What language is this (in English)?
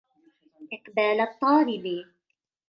Arabic